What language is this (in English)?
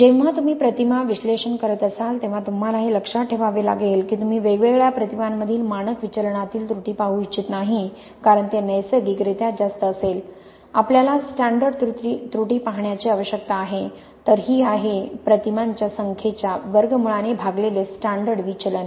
Marathi